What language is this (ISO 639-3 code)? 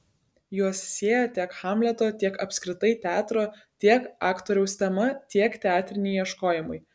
lit